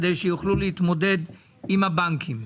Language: Hebrew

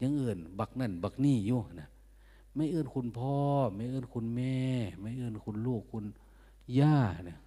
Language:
Thai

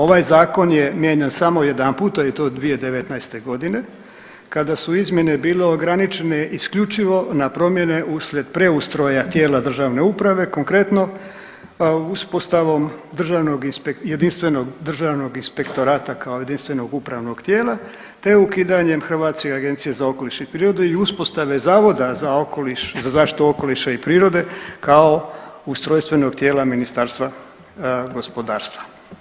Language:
Croatian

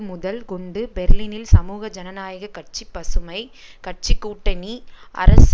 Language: Tamil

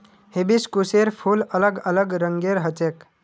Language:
Magahi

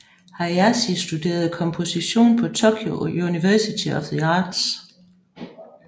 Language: Danish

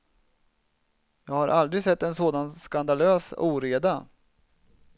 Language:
Swedish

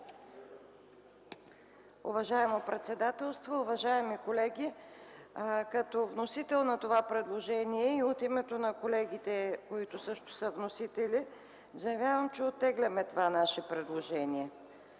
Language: Bulgarian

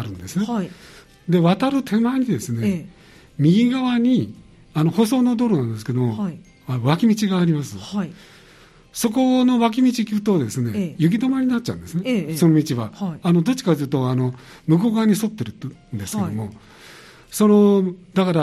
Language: Japanese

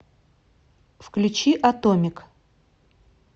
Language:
Russian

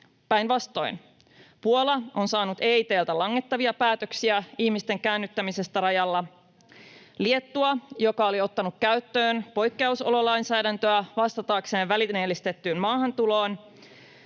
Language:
Finnish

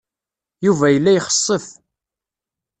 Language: Kabyle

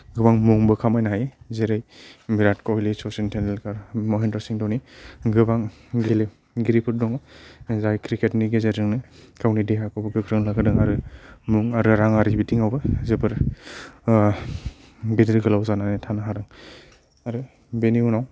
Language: Bodo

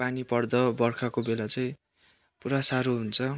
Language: Nepali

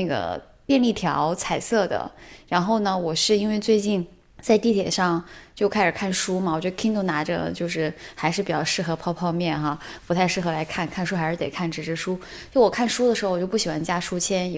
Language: Chinese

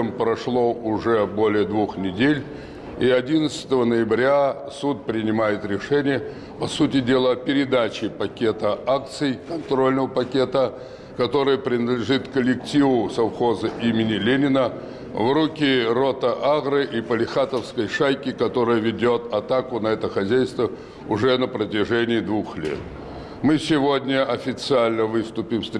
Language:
Russian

